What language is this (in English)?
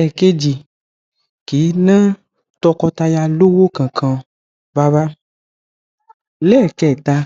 Yoruba